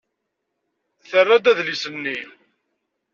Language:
Kabyle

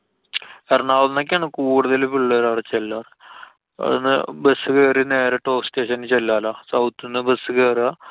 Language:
Malayalam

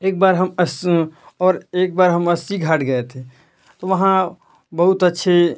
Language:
Hindi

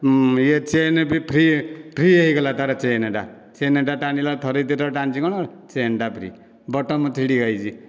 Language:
Odia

